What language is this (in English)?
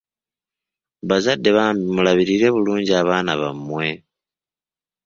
Ganda